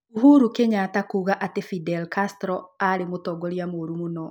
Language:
Kikuyu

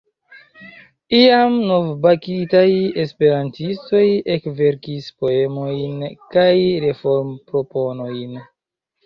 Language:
Esperanto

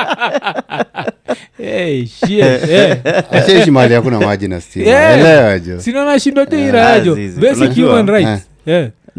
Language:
Swahili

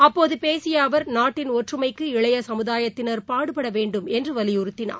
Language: Tamil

